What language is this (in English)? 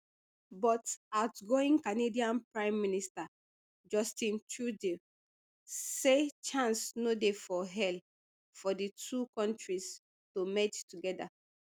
Nigerian Pidgin